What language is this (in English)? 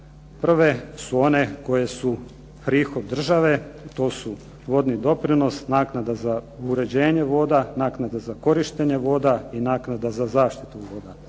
Croatian